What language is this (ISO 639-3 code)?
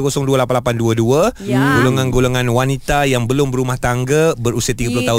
msa